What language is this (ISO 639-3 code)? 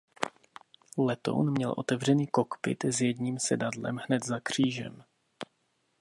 ces